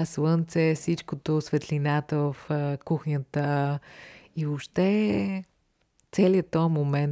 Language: Bulgarian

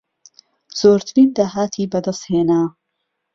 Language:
Central Kurdish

